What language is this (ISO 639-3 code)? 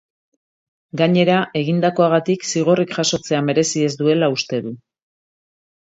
eus